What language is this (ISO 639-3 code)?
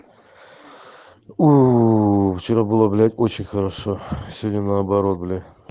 rus